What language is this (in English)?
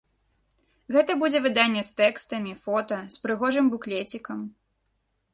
Belarusian